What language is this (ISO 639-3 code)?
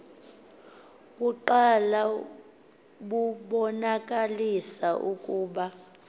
xho